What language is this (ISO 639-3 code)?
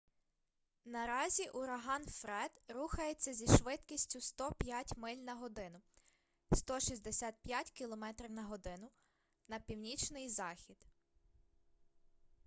ukr